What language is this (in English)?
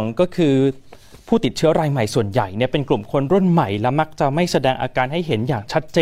Thai